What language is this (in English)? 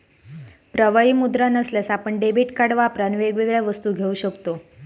Marathi